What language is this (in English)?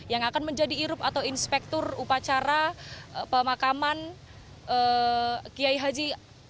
Indonesian